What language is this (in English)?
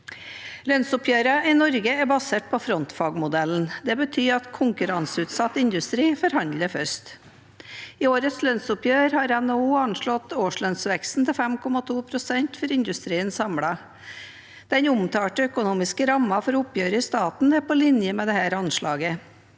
Norwegian